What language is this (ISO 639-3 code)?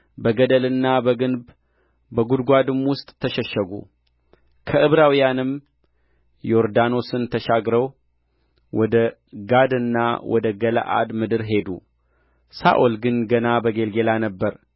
amh